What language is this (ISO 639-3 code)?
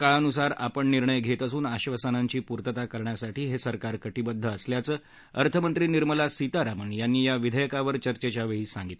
mar